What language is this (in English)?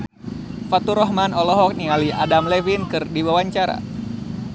Sundanese